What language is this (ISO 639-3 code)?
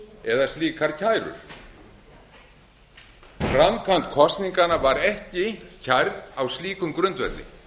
isl